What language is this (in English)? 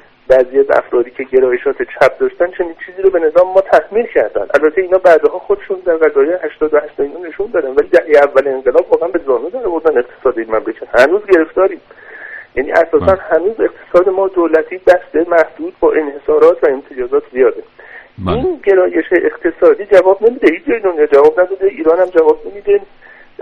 Persian